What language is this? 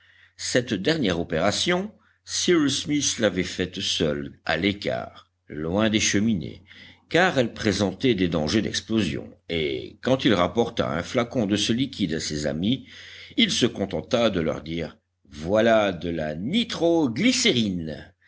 French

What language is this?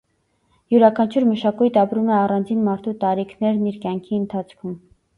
Armenian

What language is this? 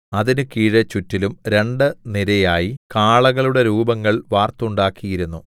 Malayalam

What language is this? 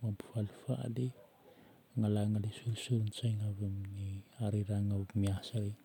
Northern Betsimisaraka Malagasy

